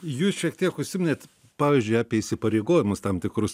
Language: Lithuanian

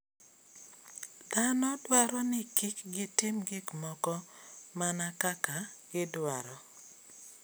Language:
Luo (Kenya and Tanzania)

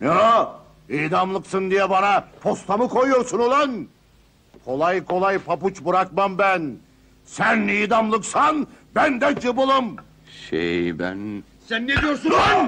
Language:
Turkish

